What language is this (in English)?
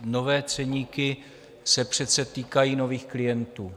Czech